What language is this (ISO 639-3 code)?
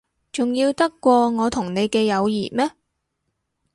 yue